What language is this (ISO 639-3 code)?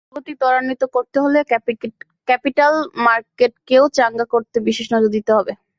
ben